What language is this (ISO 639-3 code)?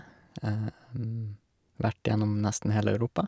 nor